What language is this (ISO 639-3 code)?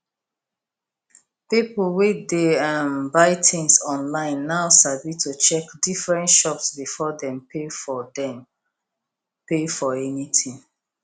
pcm